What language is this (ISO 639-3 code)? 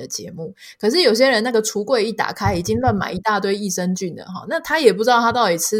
zho